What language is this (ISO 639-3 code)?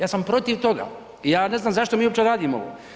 hrv